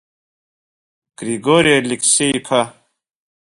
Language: Abkhazian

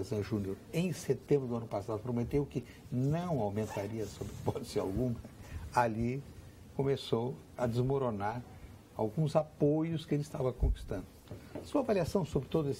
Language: Portuguese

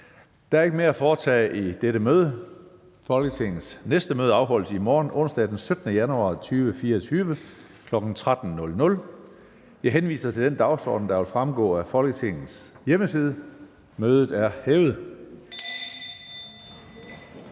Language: Danish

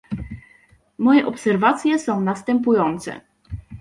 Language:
Polish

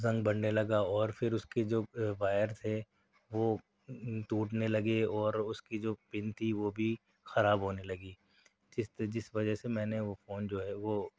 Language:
Urdu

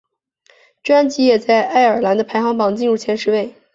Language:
Chinese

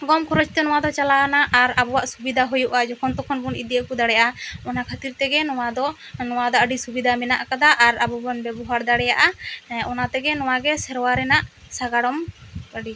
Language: Santali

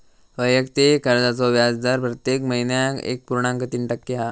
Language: Marathi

